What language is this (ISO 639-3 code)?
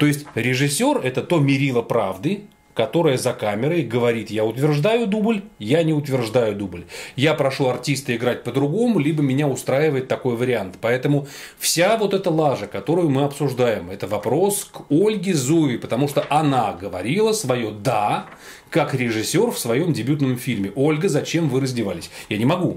rus